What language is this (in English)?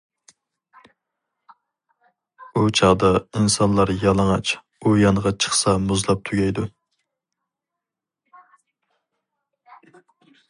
Uyghur